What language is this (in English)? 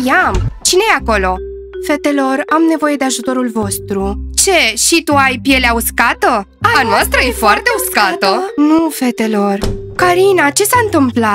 Romanian